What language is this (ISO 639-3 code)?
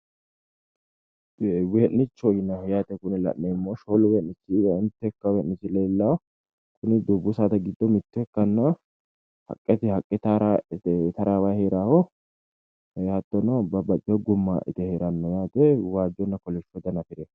sid